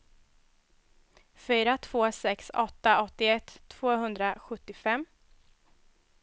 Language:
Swedish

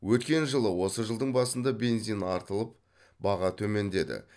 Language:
Kazakh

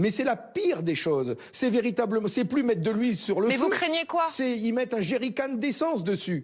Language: French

